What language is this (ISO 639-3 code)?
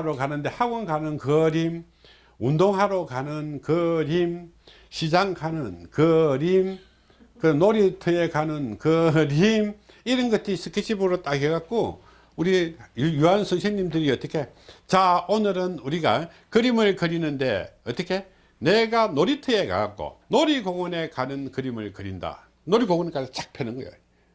kor